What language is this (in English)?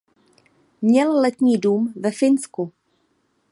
Czech